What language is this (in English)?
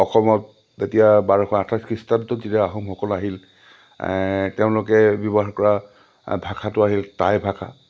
Assamese